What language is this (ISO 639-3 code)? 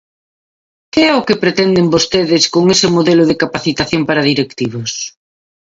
glg